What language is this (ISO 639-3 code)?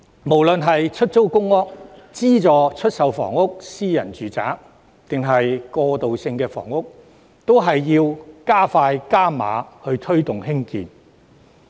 yue